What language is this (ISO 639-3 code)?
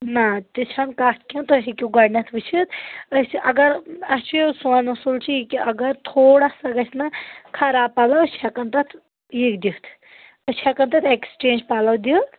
kas